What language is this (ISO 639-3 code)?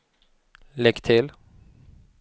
swe